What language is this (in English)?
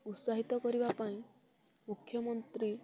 Odia